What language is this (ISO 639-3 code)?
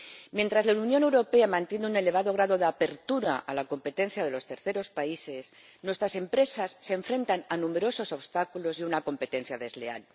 spa